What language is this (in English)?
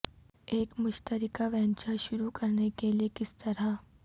Urdu